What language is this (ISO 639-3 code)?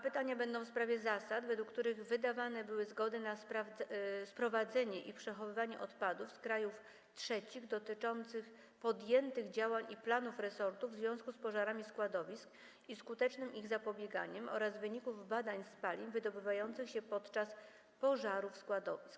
pol